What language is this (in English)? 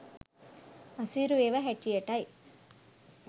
Sinhala